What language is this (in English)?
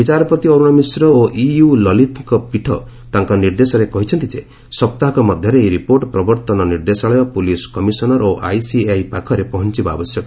Odia